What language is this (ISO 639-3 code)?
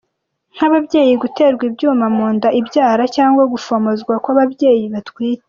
kin